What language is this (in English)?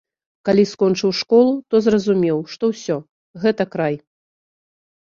Belarusian